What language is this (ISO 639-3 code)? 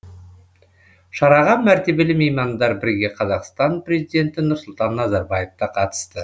kaz